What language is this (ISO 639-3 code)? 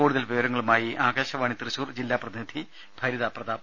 mal